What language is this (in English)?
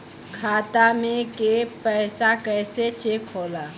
Bhojpuri